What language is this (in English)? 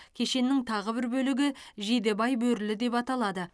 Kazakh